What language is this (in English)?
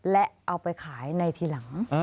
Thai